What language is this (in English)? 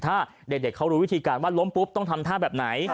Thai